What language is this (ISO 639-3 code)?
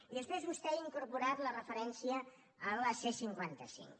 cat